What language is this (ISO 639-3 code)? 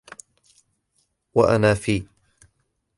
ara